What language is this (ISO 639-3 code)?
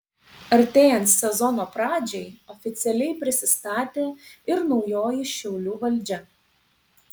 lit